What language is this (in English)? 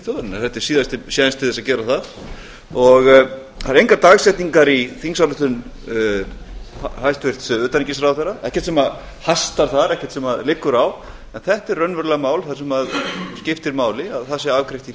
Icelandic